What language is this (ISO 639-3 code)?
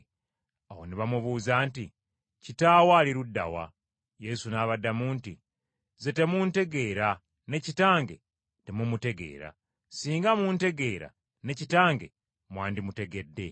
lug